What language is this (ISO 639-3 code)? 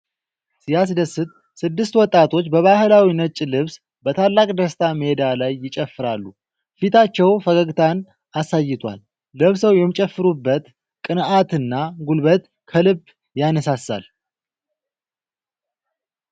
amh